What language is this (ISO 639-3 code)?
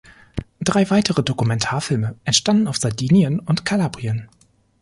deu